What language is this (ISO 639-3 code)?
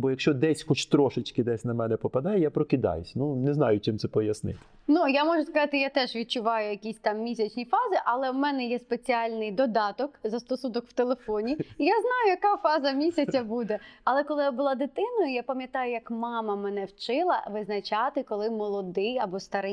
ukr